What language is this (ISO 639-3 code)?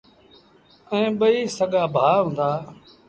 sbn